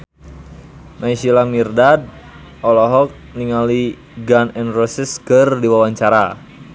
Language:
Sundanese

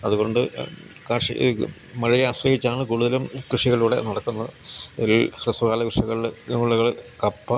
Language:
Malayalam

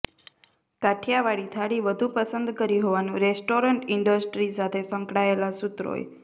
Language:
Gujarati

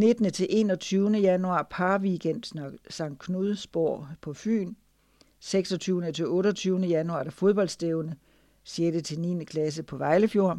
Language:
Danish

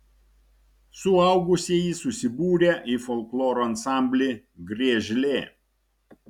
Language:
Lithuanian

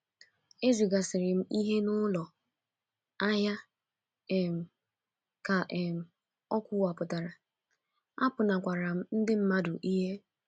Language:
Igbo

